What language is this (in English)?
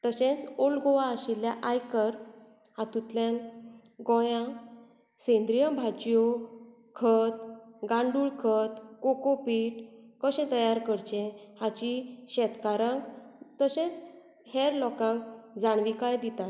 Konkani